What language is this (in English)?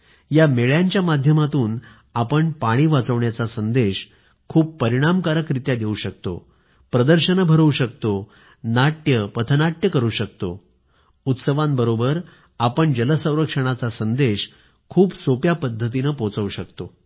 Marathi